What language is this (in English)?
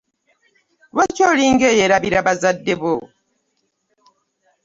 Ganda